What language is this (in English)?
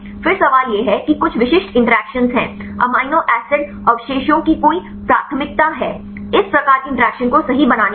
Hindi